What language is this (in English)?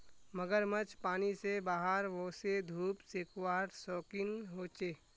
Magahi